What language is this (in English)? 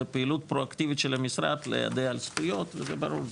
Hebrew